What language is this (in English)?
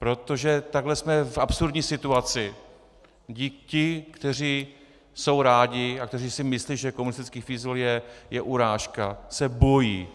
Czech